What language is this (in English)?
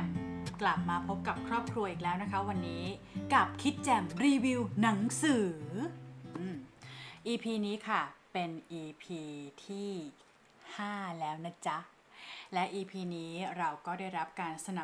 Thai